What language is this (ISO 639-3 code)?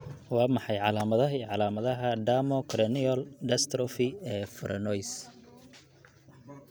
som